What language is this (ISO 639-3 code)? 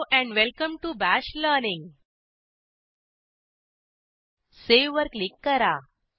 mar